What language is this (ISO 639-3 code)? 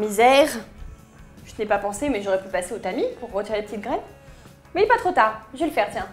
fra